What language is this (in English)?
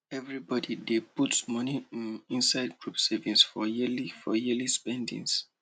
Nigerian Pidgin